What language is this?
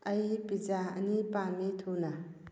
Manipuri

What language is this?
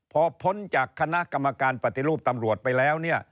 Thai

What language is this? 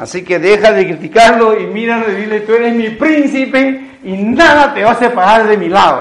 Spanish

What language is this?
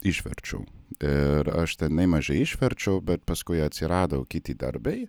Lithuanian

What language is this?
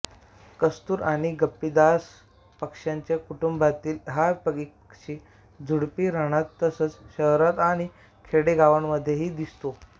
Marathi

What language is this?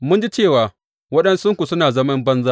Hausa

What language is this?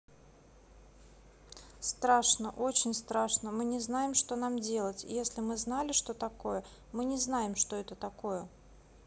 Russian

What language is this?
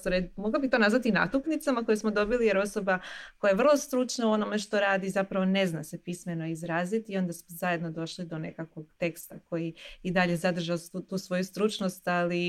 Croatian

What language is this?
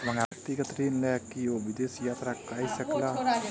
Maithili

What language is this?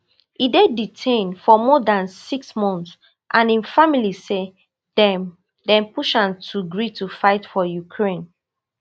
Nigerian Pidgin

